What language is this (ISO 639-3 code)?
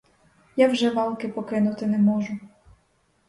ukr